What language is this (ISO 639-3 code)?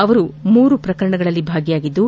kan